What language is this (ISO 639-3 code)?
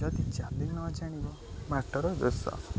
ori